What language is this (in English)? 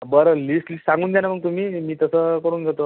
Marathi